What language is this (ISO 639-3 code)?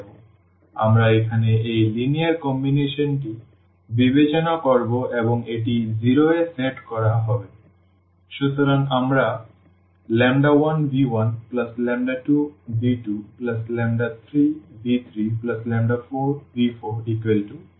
ben